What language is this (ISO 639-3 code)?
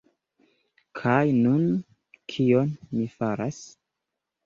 epo